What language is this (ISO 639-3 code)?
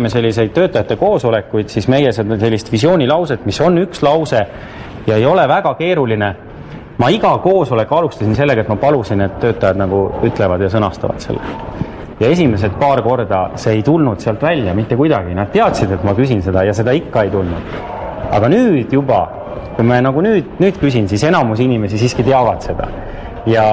fin